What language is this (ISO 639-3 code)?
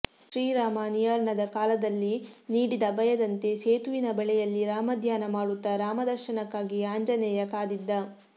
kan